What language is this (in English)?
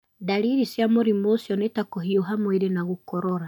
Kikuyu